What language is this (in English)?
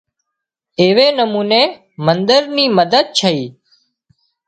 Wadiyara Koli